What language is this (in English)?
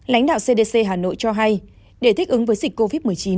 Vietnamese